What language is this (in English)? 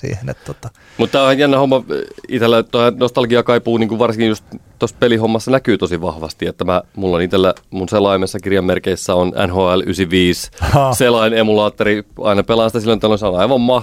Finnish